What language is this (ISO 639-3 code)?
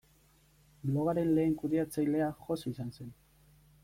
eus